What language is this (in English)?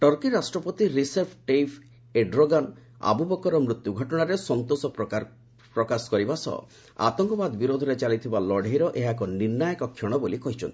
Odia